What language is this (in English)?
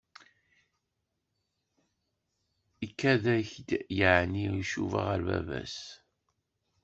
Kabyle